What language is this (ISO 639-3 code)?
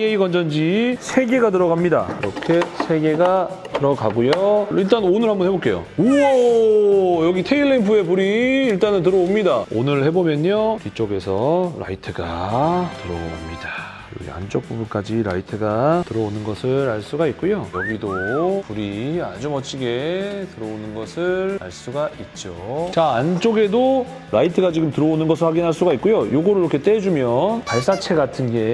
kor